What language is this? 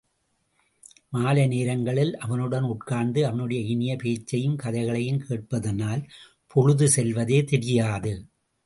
Tamil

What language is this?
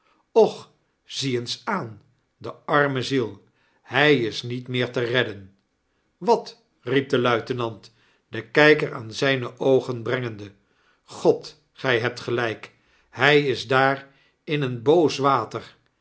Dutch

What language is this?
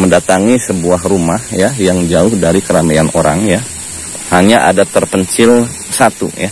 Indonesian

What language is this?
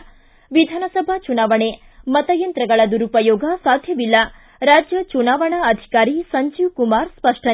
Kannada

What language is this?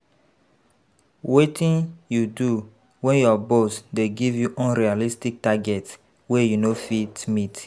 Nigerian Pidgin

